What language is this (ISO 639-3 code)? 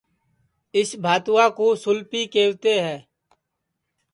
ssi